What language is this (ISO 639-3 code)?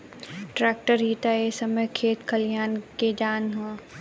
bho